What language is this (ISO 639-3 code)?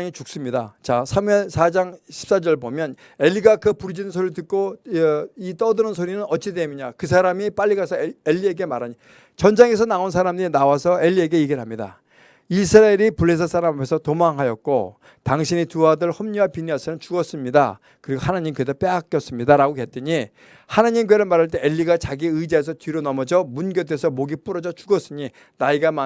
kor